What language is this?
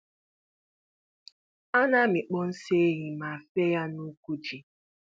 Igbo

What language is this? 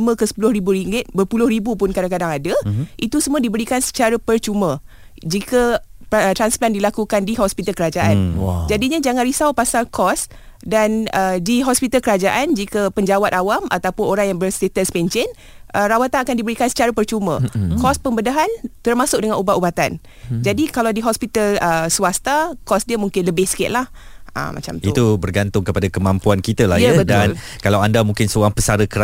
Malay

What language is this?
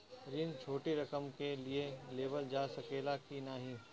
Bhojpuri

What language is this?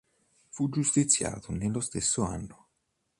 Italian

